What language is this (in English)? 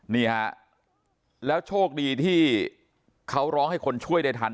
Thai